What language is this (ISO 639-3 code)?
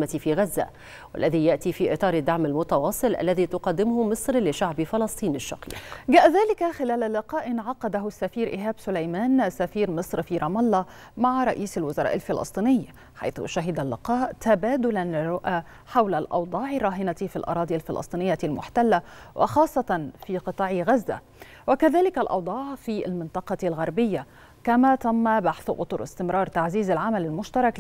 ara